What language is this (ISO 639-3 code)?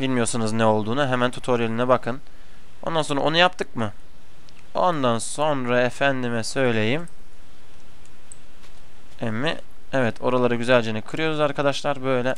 tur